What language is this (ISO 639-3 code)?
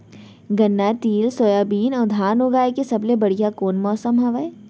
hne